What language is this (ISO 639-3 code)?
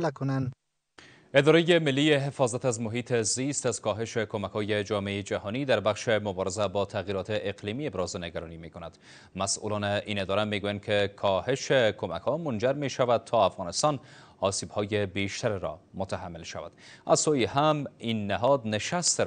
fas